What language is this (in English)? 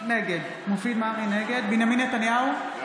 Hebrew